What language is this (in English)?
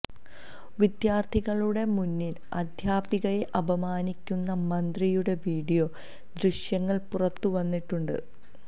Malayalam